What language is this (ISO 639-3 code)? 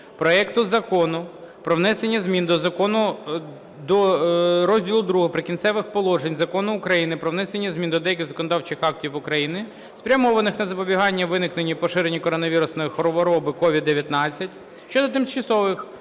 ukr